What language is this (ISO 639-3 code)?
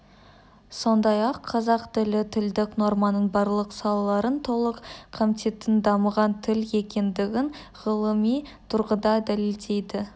kaz